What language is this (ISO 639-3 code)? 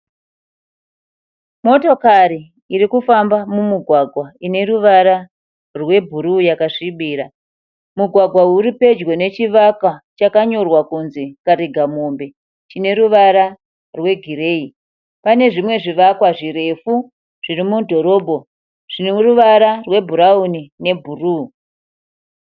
sna